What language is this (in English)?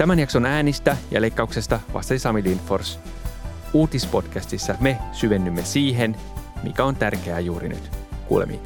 Finnish